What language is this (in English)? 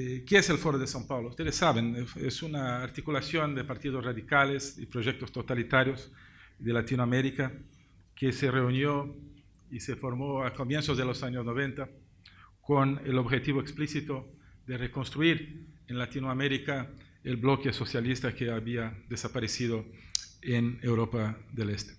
Spanish